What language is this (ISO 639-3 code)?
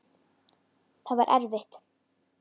isl